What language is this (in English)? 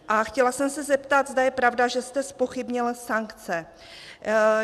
Czech